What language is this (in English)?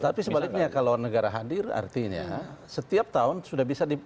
Indonesian